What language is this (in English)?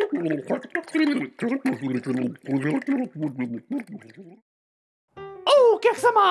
Japanese